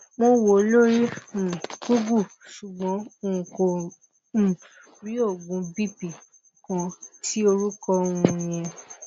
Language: Yoruba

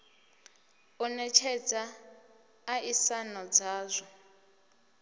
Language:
Venda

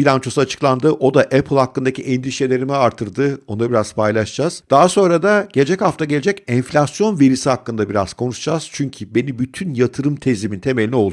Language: Turkish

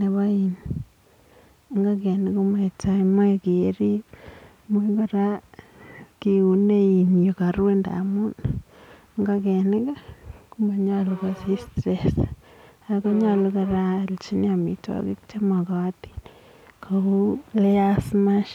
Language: Kalenjin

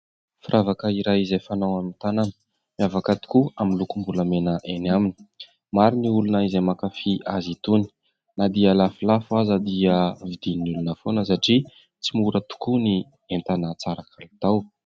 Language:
Malagasy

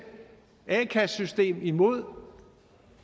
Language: Danish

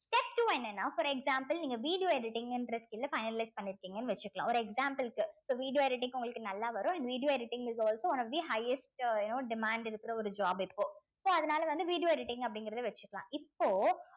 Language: Tamil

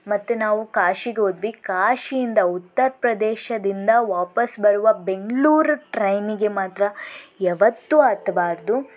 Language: Kannada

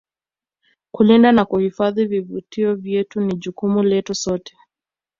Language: Swahili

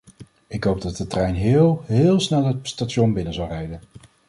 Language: Dutch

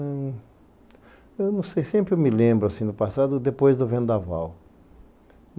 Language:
Portuguese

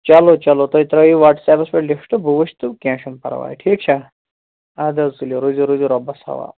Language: Kashmiri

